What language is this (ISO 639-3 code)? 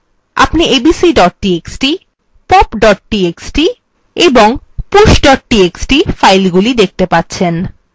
ben